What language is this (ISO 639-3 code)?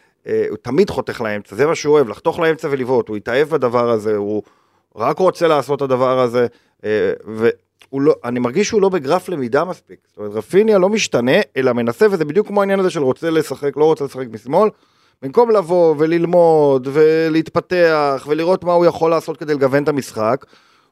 heb